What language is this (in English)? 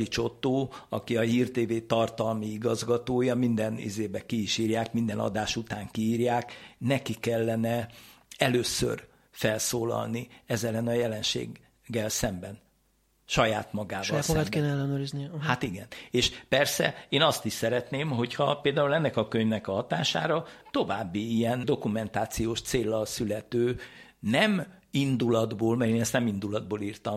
Hungarian